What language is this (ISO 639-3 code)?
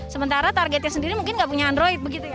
ind